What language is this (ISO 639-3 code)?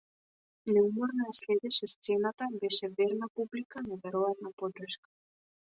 mkd